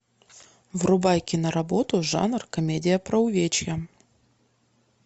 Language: Russian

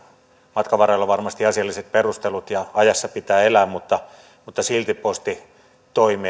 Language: Finnish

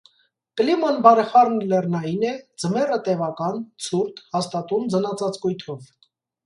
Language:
Armenian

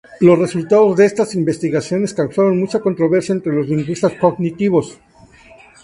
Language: Spanish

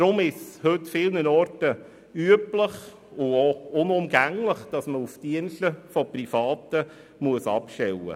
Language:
Swiss German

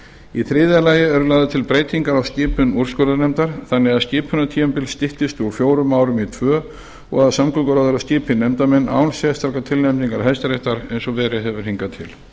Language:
Icelandic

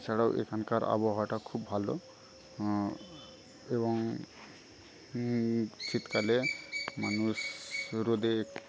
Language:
Bangla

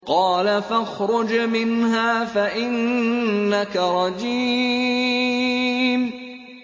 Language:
Arabic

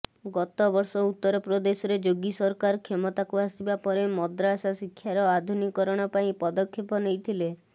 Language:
Odia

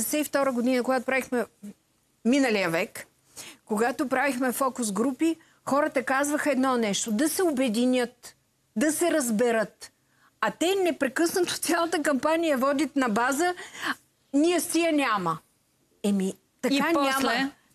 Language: Bulgarian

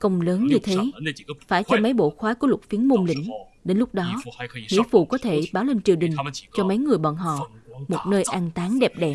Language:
Vietnamese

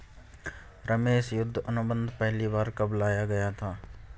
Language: Hindi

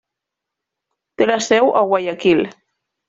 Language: Catalan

